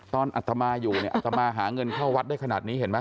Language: Thai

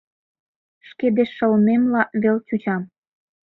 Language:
Mari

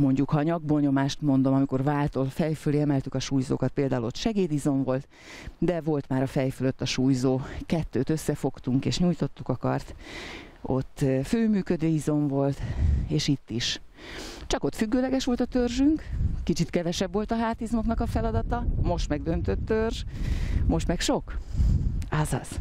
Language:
Hungarian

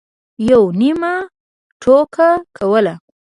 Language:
Pashto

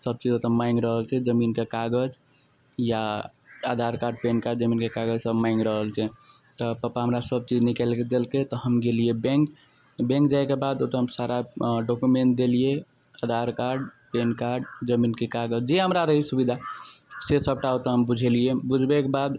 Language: Maithili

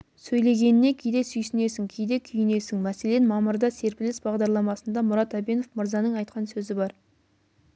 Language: Kazakh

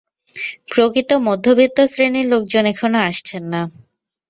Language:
Bangla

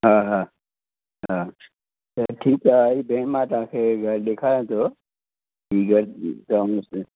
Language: Sindhi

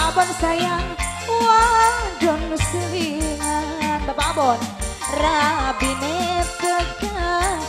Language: Indonesian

